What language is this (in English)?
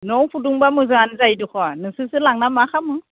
Bodo